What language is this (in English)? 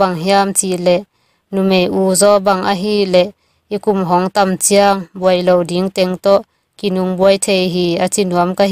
Indonesian